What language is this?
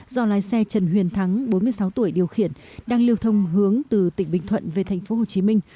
Vietnamese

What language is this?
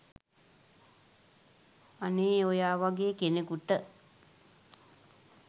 Sinhala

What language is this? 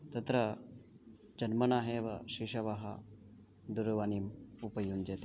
Sanskrit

